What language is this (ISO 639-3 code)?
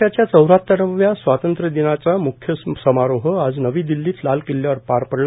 mar